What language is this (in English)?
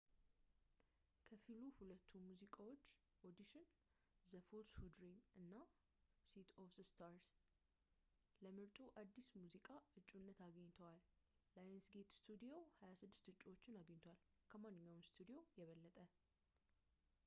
Amharic